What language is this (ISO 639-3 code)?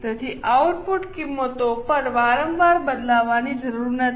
guj